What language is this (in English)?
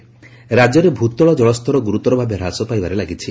Odia